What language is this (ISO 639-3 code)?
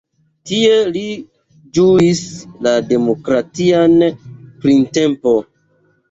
epo